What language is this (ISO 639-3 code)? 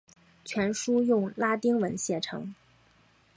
zho